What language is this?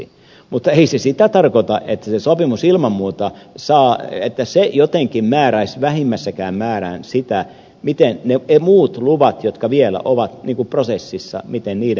Finnish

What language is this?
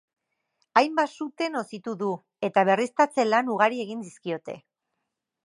Basque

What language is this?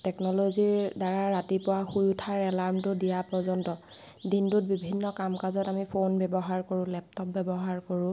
Assamese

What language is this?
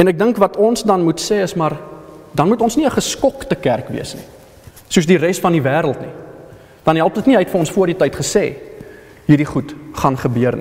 Dutch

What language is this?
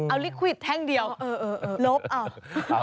Thai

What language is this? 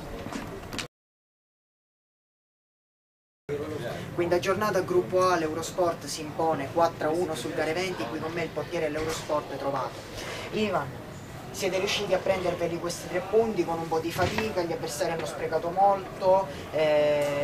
Italian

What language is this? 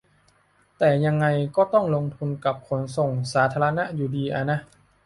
Thai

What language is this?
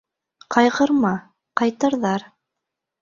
Bashkir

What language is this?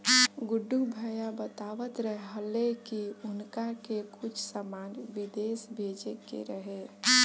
Bhojpuri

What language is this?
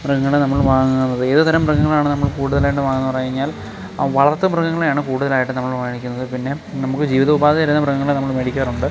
Malayalam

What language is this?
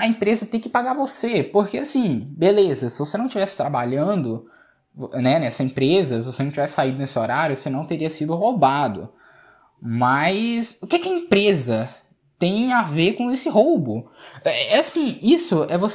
Portuguese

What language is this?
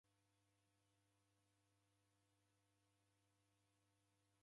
Taita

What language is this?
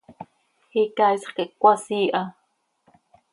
Seri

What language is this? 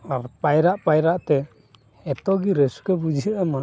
Santali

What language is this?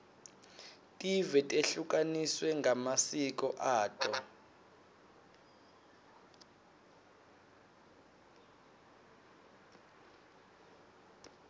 Swati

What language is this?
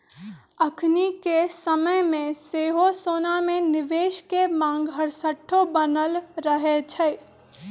Magahi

